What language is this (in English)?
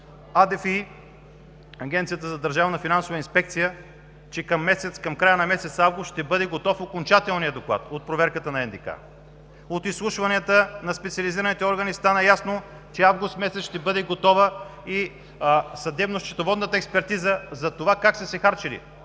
Bulgarian